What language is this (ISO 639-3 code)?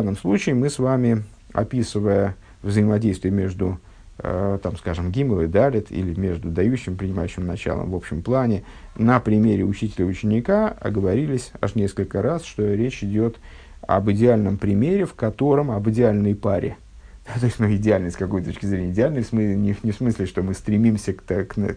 rus